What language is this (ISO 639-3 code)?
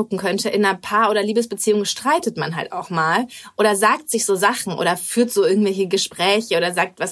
deu